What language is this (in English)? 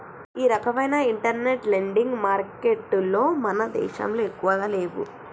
Telugu